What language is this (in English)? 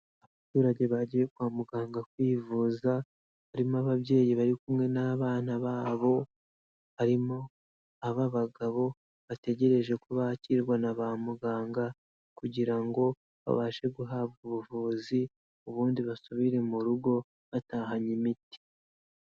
Kinyarwanda